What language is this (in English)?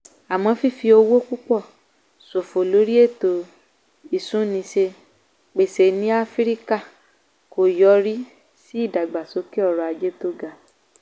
Yoruba